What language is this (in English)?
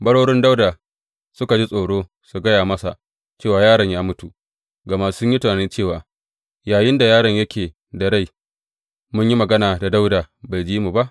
Hausa